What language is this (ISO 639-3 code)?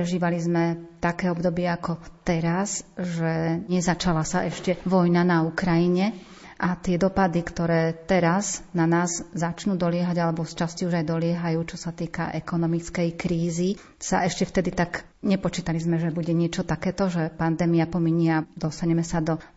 slk